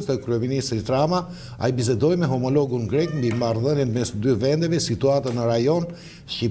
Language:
Romanian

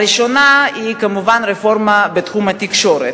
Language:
Hebrew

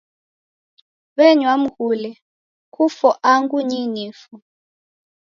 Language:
Taita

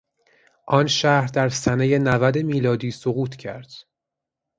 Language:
Persian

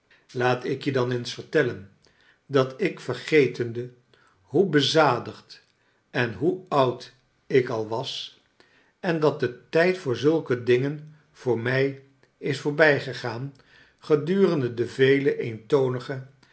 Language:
Dutch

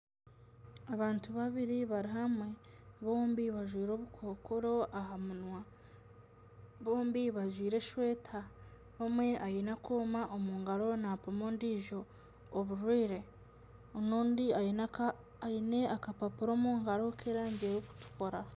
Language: Nyankole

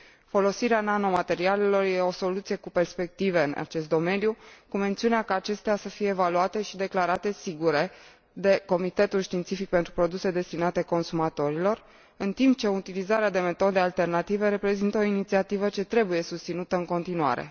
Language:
Romanian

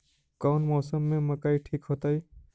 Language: Magahi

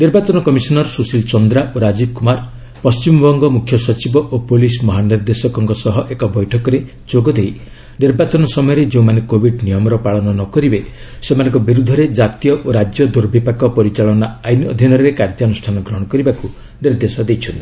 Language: Odia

